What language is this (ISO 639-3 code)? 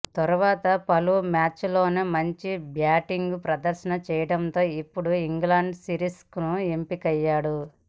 tel